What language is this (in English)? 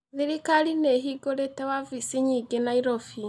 Kikuyu